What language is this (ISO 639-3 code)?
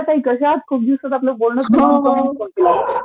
mar